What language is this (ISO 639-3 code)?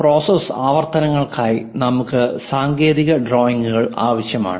mal